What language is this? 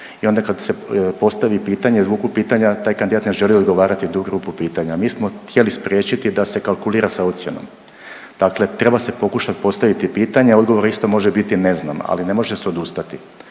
Croatian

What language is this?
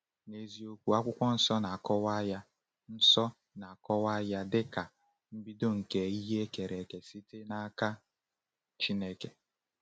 Igbo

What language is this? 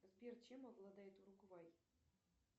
Russian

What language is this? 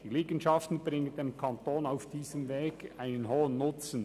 Swiss German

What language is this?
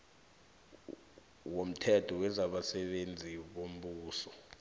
South Ndebele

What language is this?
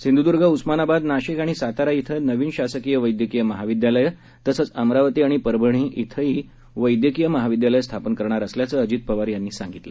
Marathi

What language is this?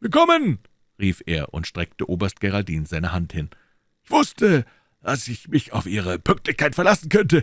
German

